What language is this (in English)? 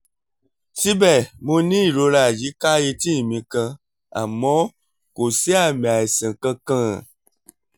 Yoruba